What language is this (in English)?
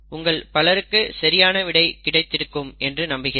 Tamil